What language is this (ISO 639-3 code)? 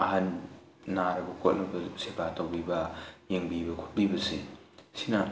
mni